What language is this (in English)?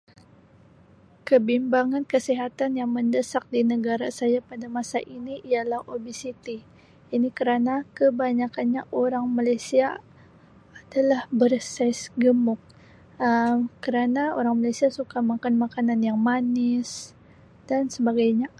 Sabah Malay